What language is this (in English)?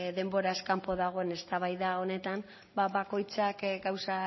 Basque